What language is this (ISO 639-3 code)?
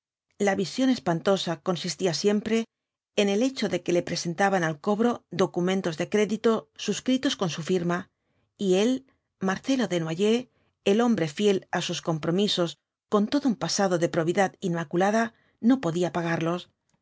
spa